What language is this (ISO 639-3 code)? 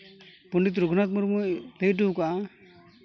sat